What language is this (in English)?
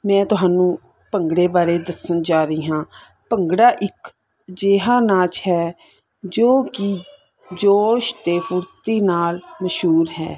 Punjabi